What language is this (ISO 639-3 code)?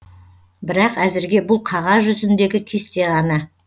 kaz